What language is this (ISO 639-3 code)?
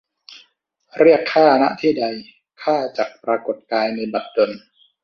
tha